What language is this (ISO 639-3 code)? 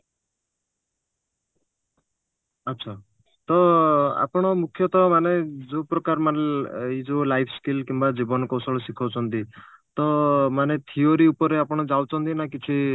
ori